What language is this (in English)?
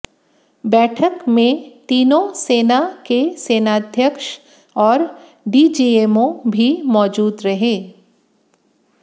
Hindi